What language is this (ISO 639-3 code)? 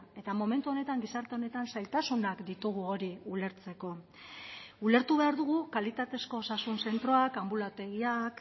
eus